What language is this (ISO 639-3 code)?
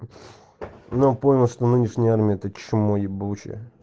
rus